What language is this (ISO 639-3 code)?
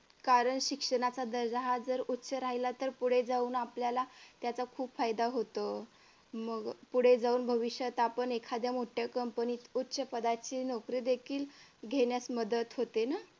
mar